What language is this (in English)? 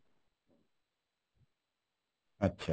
Bangla